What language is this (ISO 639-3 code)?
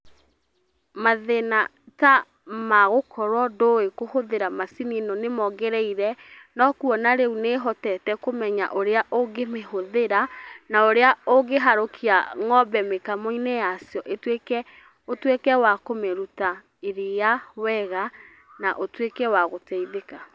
kik